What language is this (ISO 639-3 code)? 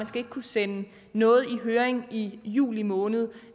dan